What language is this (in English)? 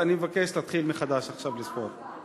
Hebrew